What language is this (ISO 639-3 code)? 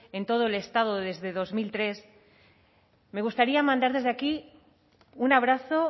spa